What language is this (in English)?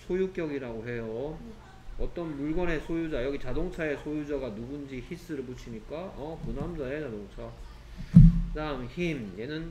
Korean